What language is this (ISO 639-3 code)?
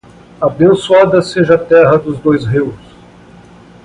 por